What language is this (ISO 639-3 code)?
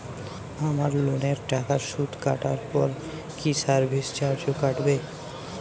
ben